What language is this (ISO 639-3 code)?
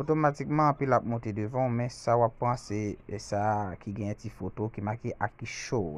ron